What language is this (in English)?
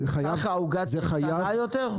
Hebrew